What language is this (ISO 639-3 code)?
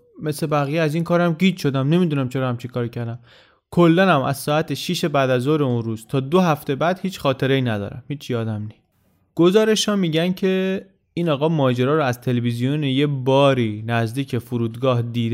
fas